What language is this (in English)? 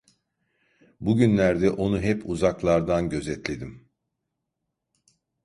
Turkish